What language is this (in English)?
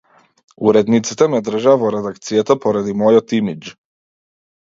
Macedonian